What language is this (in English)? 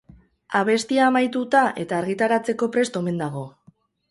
Basque